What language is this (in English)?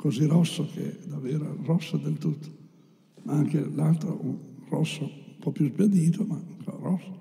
Italian